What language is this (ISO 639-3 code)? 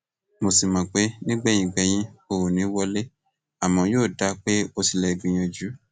yor